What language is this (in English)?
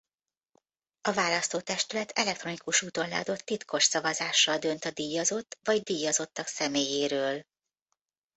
Hungarian